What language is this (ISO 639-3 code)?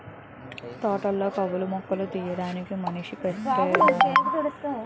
tel